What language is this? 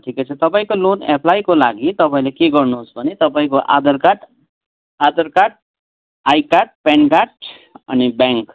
Nepali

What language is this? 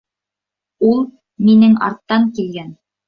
Bashkir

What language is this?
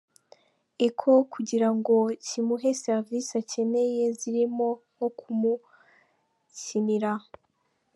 Kinyarwanda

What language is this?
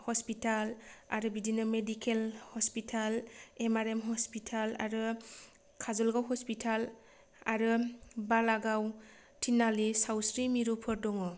Bodo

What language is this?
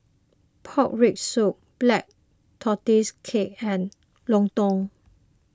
English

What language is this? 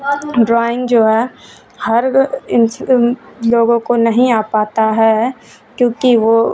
Urdu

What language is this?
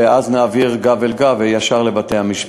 Hebrew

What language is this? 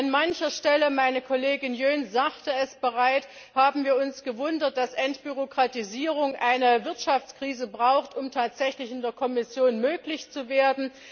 German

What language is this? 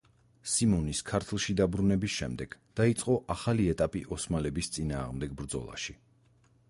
Georgian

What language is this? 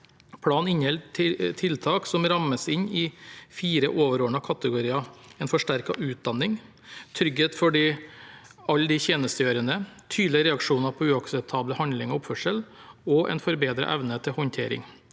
Norwegian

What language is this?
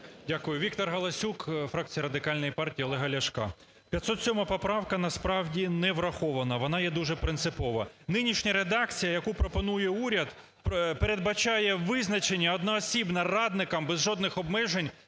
Ukrainian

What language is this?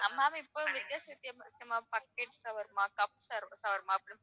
Tamil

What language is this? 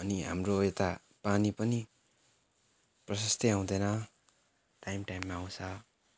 Nepali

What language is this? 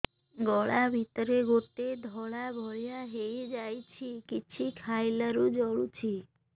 Odia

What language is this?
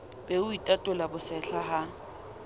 Southern Sotho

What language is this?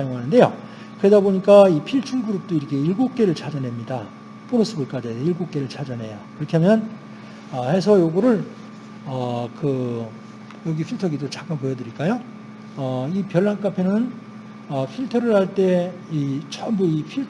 Korean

